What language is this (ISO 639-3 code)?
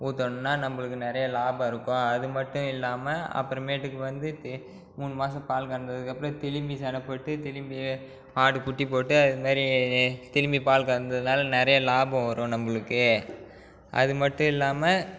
tam